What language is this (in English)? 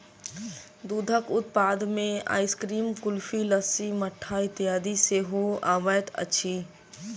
Maithili